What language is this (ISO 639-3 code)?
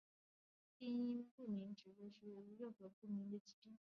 zho